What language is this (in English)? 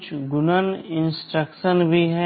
Hindi